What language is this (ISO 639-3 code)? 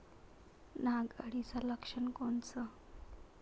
mar